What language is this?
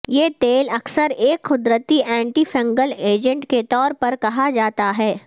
Urdu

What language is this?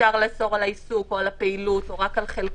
Hebrew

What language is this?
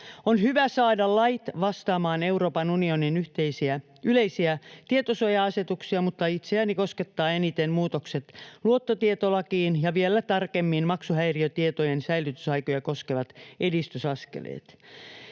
Finnish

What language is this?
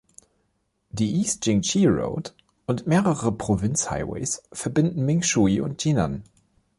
German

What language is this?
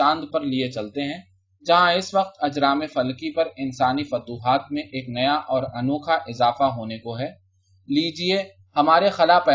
Urdu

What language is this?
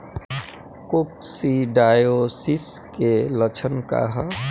Bhojpuri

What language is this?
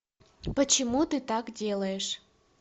Russian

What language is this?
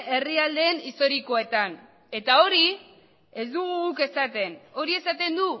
Basque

